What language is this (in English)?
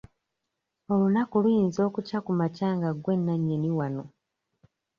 Ganda